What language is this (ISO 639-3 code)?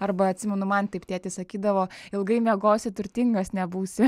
lit